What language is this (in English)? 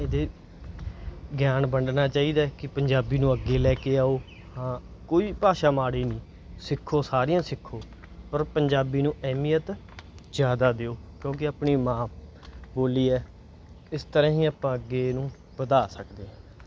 Punjabi